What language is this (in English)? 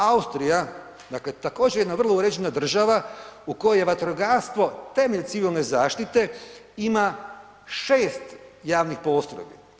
Croatian